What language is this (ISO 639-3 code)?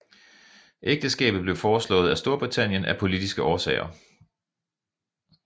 dan